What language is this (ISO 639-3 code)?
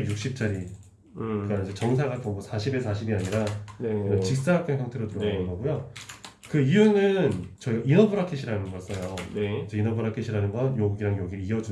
kor